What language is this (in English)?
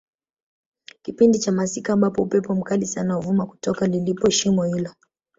Swahili